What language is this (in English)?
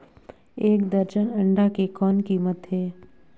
Chhattisgarhi